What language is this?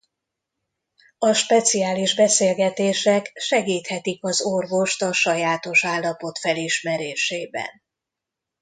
Hungarian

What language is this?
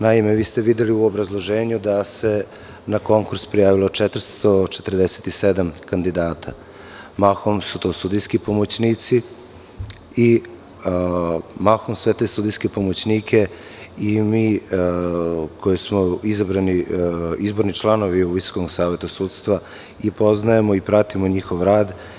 Serbian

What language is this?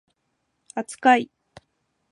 Japanese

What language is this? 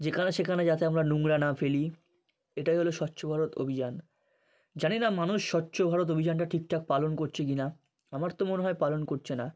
Bangla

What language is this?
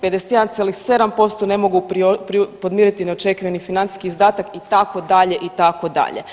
Croatian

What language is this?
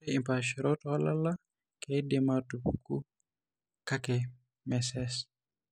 Masai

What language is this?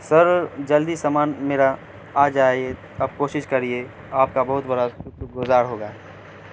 Urdu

